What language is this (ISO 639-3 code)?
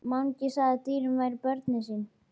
isl